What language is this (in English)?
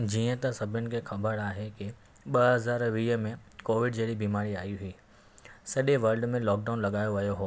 Sindhi